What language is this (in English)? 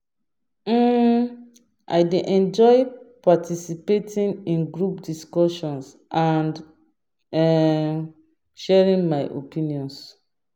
Nigerian Pidgin